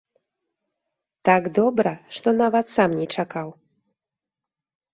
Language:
Belarusian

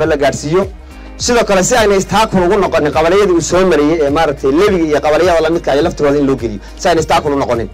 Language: Arabic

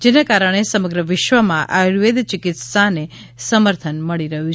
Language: Gujarati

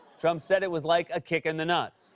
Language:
English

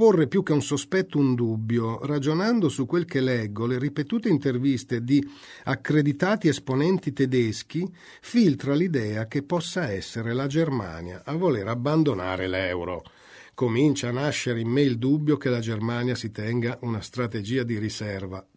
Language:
Italian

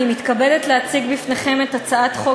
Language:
Hebrew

